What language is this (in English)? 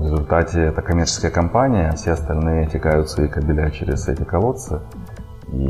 Russian